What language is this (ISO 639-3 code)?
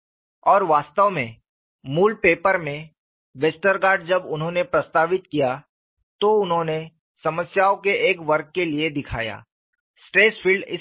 hin